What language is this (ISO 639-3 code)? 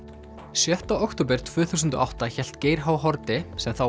isl